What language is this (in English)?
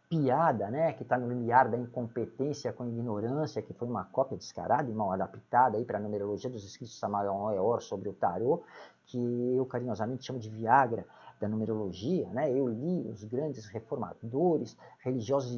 Portuguese